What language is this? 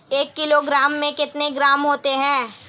Hindi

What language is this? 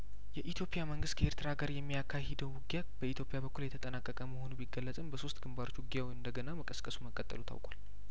Amharic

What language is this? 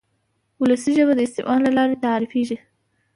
Pashto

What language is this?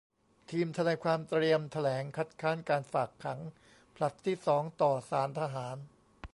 Thai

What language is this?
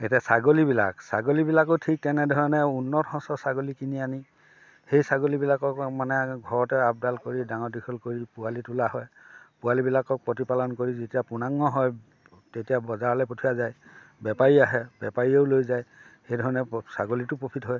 Assamese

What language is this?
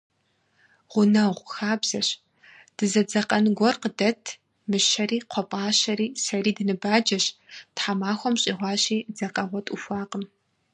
Kabardian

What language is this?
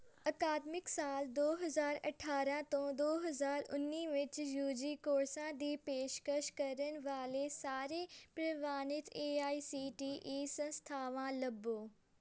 Punjabi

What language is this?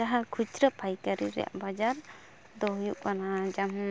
Santali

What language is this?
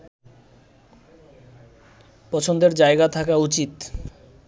Bangla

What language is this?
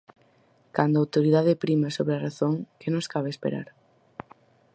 Galician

